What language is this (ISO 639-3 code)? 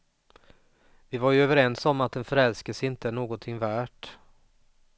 swe